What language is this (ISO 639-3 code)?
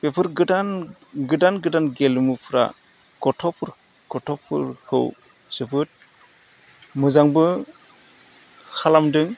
brx